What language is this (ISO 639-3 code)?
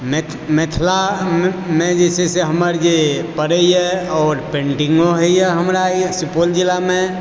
mai